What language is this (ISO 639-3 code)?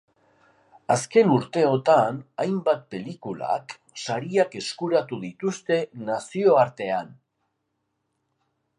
eus